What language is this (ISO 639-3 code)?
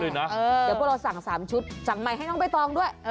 tha